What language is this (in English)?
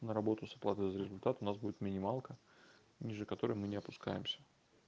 Russian